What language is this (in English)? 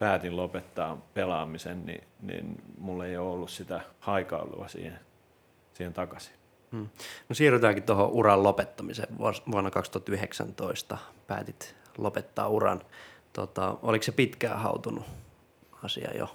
Finnish